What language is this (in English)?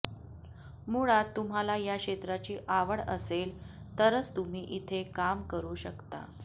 Marathi